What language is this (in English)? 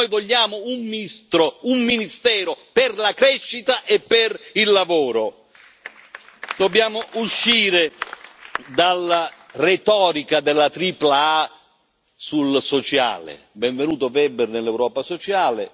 Italian